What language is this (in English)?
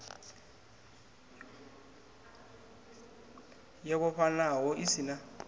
Venda